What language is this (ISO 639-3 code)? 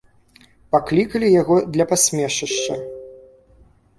bel